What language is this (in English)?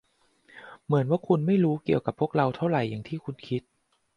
Thai